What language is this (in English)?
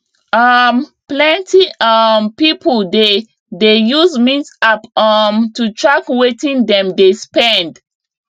Nigerian Pidgin